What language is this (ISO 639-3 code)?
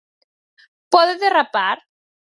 glg